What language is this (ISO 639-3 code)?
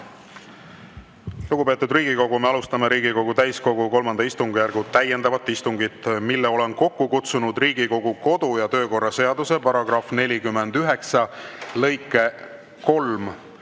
est